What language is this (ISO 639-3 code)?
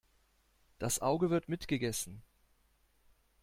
deu